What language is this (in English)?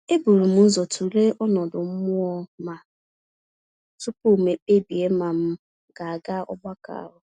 Igbo